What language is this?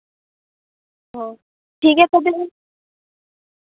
Santali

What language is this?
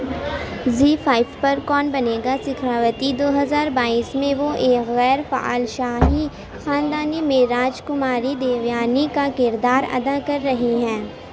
Urdu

